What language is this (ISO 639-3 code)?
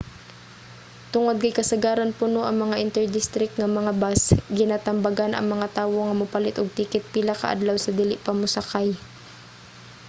ceb